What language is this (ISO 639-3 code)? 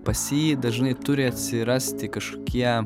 lit